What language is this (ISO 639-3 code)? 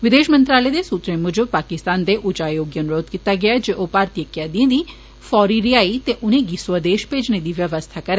doi